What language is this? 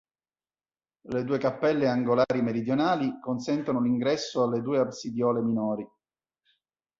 Italian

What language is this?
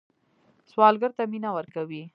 Pashto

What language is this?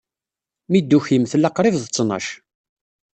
Kabyle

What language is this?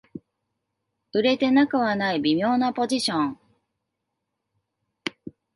Japanese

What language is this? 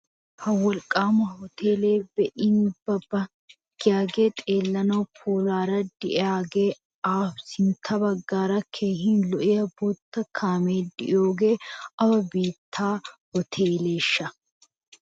Wolaytta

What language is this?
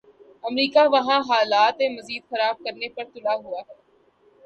Urdu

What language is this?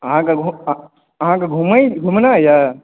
Maithili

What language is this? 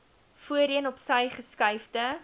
Afrikaans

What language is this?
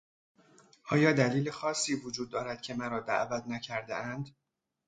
Persian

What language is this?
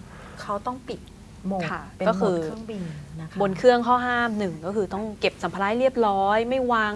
Thai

